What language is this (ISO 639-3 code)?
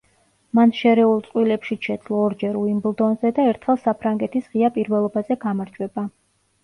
kat